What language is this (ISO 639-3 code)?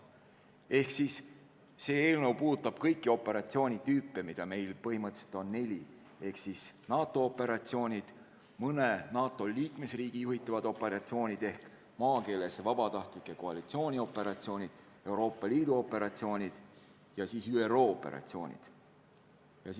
est